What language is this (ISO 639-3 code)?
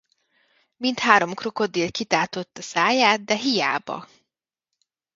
hun